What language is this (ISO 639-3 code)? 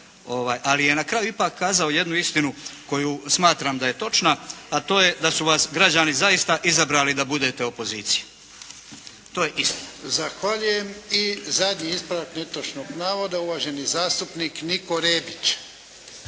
hrv